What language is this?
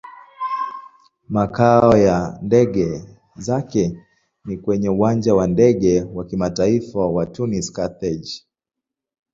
Swahili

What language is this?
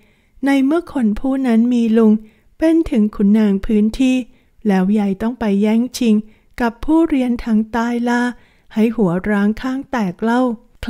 Thai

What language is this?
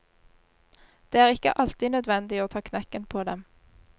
Norwegian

